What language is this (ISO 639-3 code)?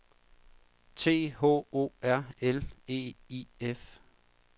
dan